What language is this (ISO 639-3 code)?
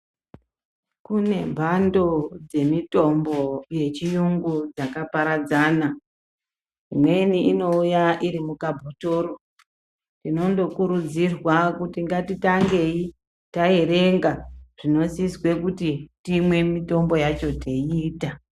ndc